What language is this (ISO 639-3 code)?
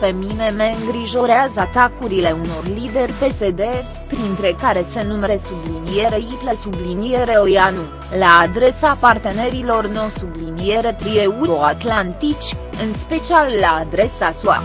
ron